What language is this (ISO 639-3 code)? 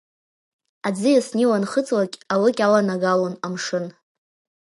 abk